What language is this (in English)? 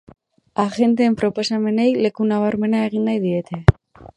Basque